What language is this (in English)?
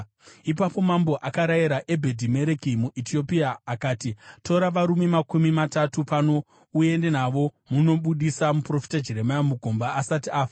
Shona